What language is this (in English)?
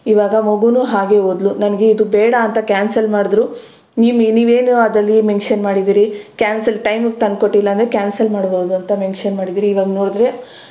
Kannada